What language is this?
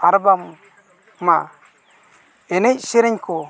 Santali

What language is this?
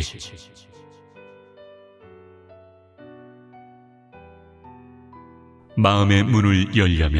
Korean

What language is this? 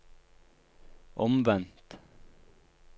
Norwegian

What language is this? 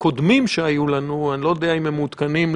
Hebrew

